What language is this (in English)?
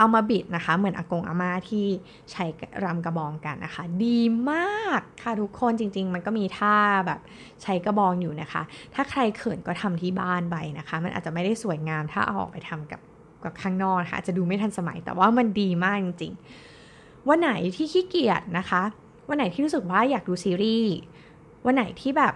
Thai